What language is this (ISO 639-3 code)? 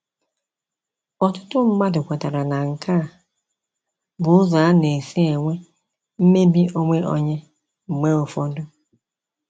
ibo